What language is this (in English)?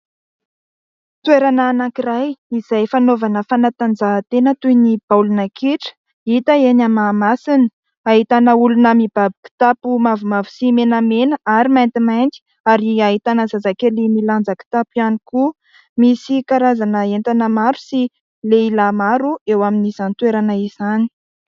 Malagasy